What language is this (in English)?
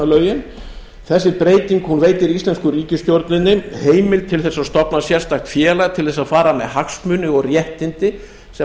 Icelandic